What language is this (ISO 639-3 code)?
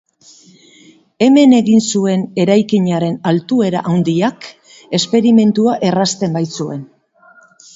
eus